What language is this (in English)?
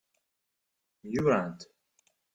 Kabyle